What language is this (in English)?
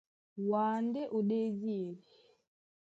Duala